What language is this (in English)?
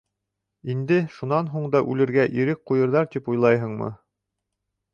Bashkir